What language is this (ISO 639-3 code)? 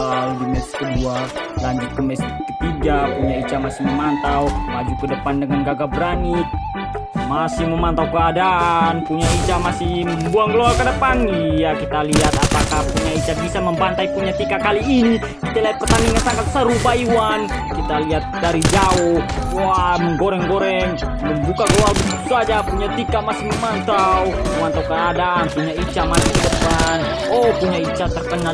ind